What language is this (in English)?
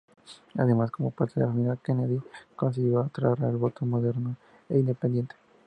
Spanish